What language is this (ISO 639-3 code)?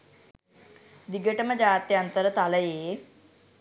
sin